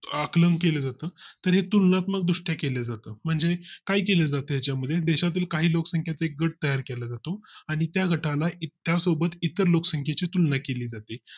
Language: Marathi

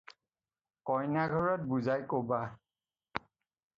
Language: Assamese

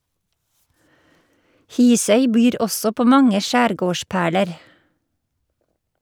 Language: Norwegian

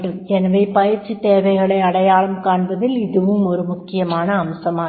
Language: Tamil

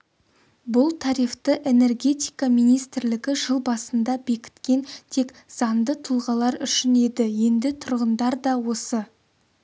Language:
Kazakh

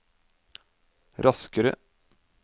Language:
Norwegian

